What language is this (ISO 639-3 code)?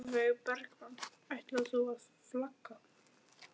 isl